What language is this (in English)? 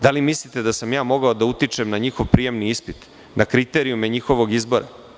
Serbian